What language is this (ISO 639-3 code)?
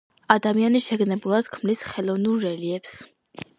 kat